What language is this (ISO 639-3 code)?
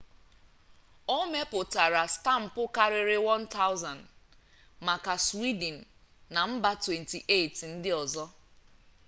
ibo